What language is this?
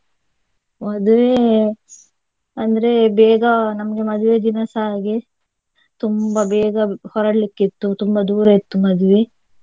Kannada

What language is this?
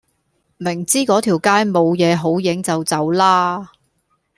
Cantonese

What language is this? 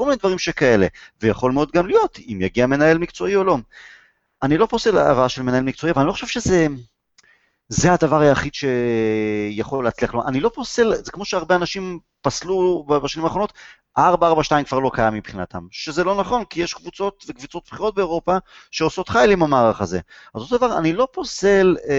Hebrew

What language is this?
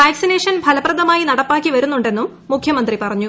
Malayalam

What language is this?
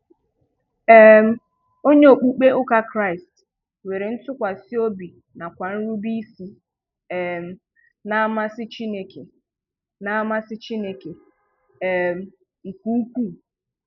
Igbo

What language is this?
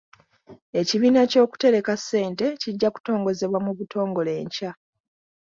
Ganda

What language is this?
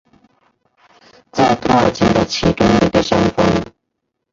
Chinese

